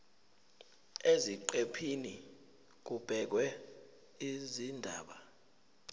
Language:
Zulu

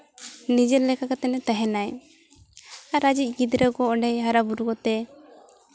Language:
Santali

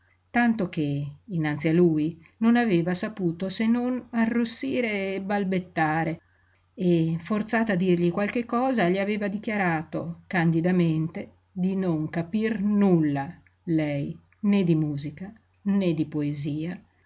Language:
Italian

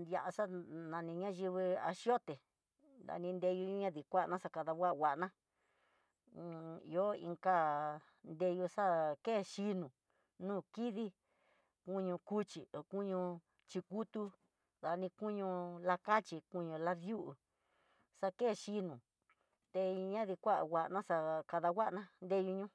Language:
Tidaá Mixtec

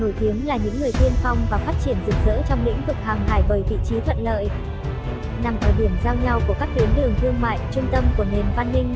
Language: Vietnamese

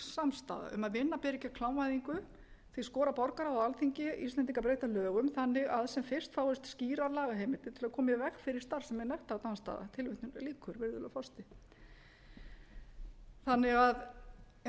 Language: Icelandic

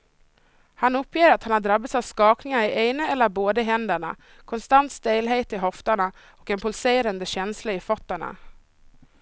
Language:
Swedish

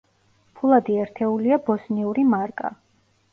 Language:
Georgian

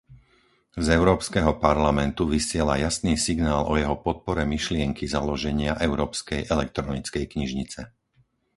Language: Slovak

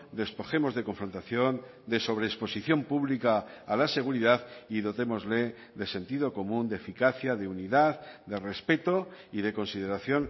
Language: Spanish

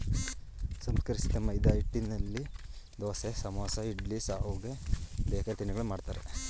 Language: Kannada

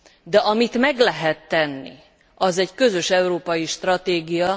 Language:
Hungarian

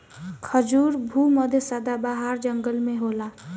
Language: Bhojpuri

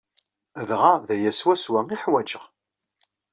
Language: Kabyle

